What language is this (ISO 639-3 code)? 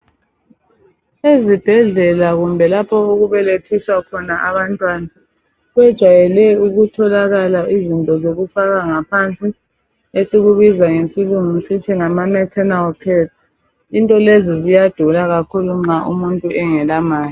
nde